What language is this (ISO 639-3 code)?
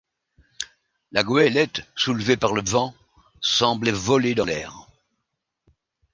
fra